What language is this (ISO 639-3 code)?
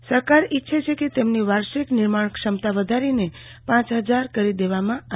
guj